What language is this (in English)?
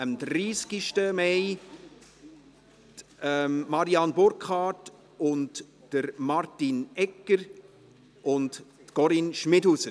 Swiss German